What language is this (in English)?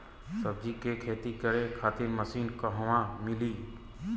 Bhojpuri